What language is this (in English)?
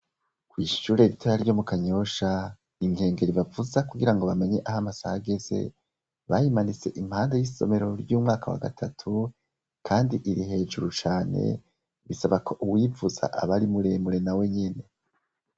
Rundi